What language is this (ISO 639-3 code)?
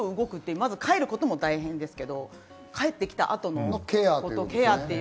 jpn